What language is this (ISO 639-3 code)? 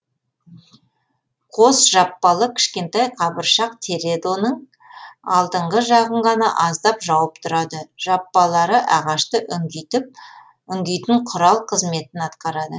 kaz